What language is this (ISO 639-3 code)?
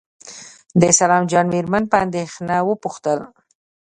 pus